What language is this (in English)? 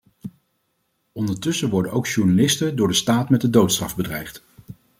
Dutch